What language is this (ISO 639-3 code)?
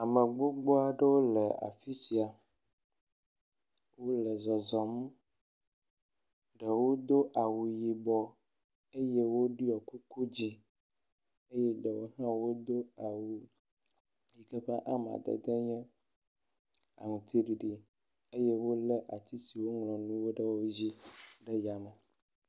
ewe